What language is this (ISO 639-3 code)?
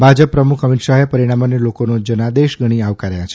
guj